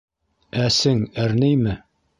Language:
Bashkir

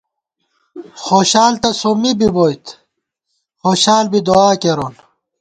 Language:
Gawar-Bati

